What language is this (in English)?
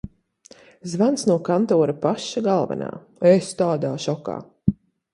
Latvian